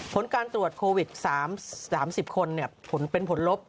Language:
Thai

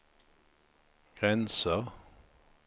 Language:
Swedish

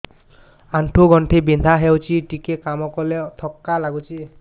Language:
Odia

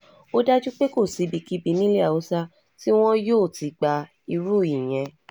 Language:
Yoruba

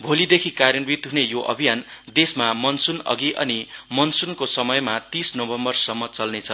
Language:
Nepali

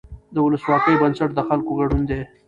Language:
Pashto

